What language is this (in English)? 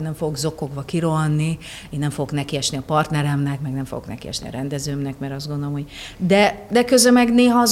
Hungarian